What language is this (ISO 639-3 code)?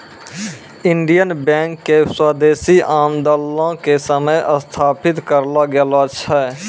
mai